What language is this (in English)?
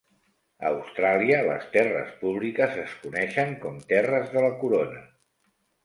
Catalan